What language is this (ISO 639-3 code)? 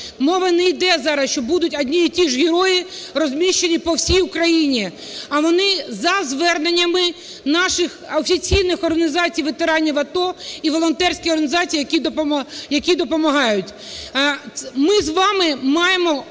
ukr